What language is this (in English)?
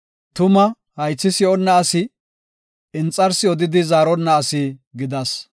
Gofa